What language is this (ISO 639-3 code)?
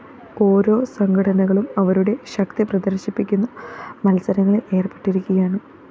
mal